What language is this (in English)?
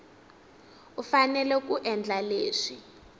Tsonga